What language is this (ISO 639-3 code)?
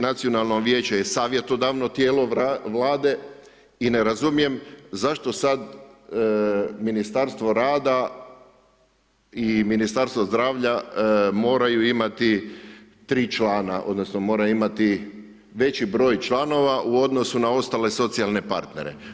hrv